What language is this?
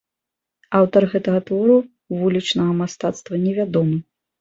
Belarusian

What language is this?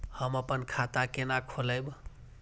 Maithili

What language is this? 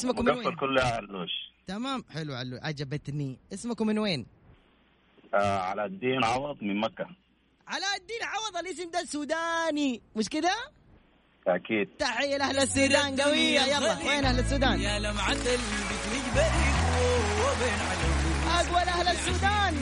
Arabic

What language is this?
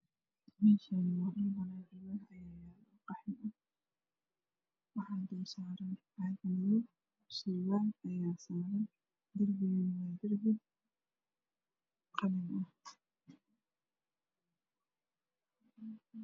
Somali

